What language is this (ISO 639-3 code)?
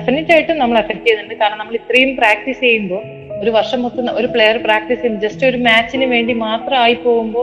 mal